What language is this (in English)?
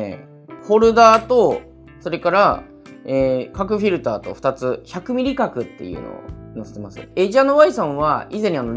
Japanese